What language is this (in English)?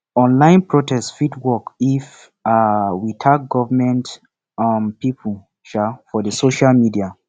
Nigerian Pidgin